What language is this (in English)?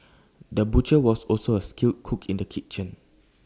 English